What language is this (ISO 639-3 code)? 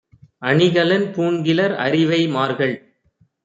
tam